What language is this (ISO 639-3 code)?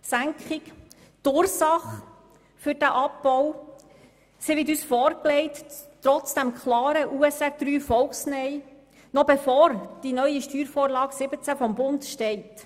gsw